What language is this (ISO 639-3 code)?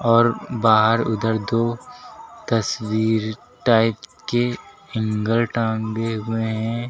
hin